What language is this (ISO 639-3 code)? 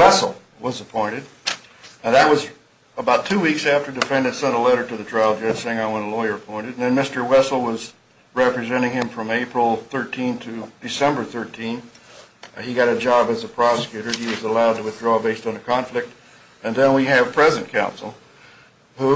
eng